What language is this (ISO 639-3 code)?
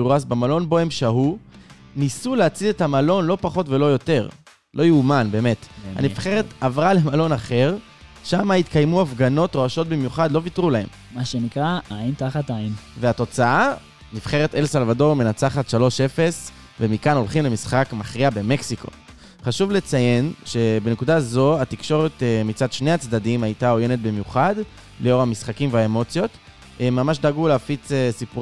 heb